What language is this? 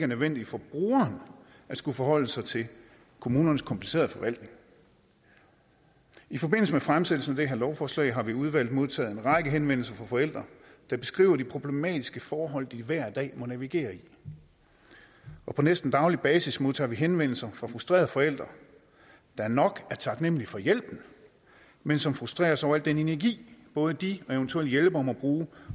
Danish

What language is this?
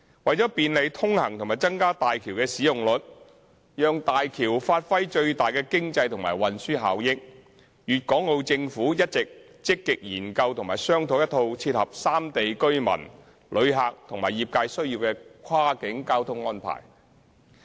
Cantonese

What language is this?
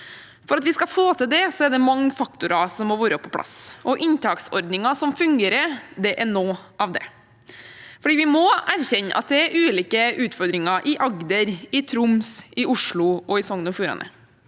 Norwegian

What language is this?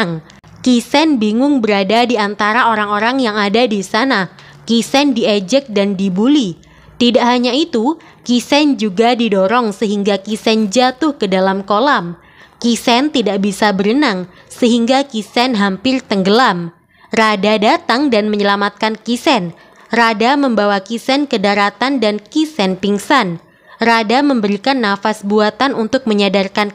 Indonesian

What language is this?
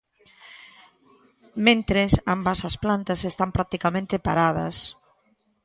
Galician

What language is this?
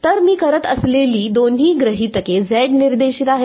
Marathi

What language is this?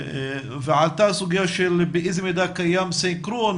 Hebrew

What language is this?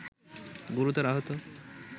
Bangla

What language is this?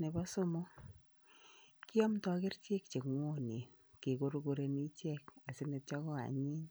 Kalenjin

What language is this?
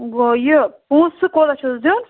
Kashmiri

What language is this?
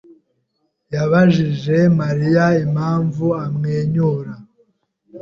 Kinyarwanda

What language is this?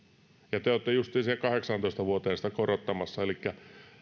Finnish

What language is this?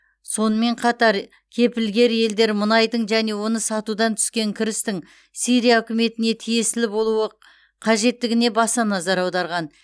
Kazakh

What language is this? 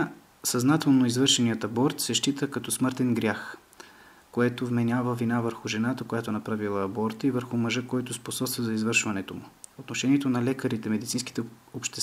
Bulgarian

